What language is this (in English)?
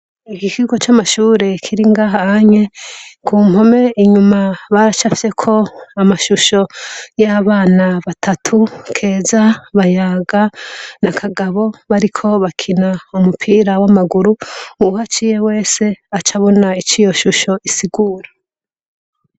Rundi